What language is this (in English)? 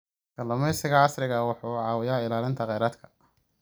Somali